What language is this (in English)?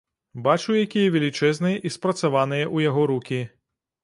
Belarusian